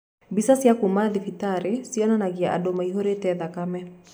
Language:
Kikuyu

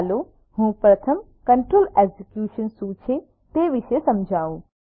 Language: Gujarati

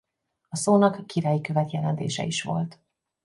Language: Hungarian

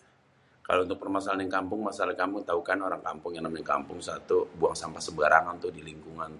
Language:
Betawi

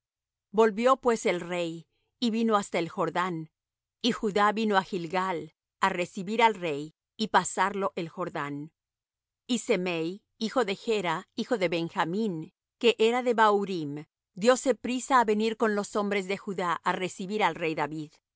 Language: Spanish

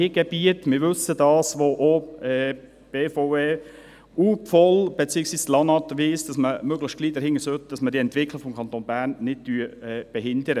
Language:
Swiss German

